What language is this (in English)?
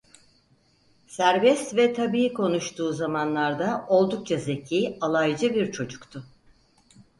Turkish